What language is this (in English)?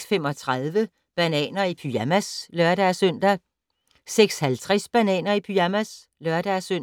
Danish